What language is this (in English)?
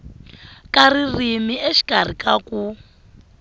Tsonga